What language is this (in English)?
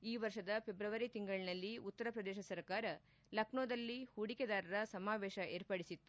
Kannada